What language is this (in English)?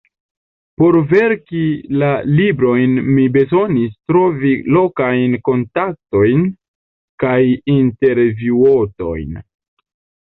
Esperanto